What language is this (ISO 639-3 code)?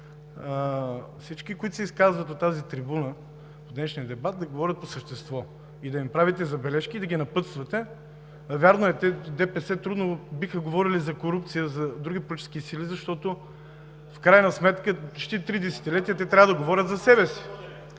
bul